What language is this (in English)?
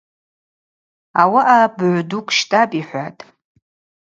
Abaza